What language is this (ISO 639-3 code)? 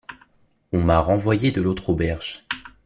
fra